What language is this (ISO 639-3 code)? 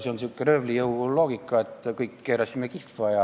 est